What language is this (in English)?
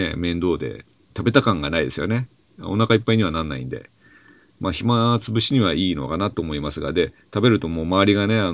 Japanese